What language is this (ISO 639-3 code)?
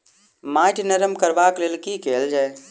mai